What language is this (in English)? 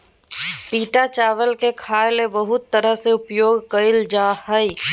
Magahi